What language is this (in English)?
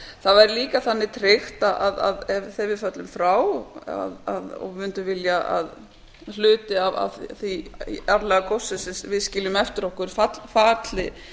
Icelandic